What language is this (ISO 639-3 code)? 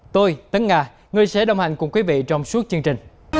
vie